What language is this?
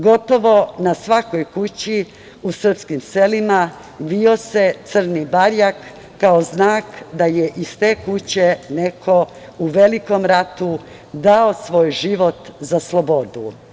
Serbian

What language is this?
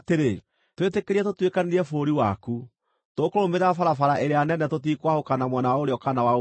Kikuyu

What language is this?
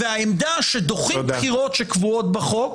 Hebrew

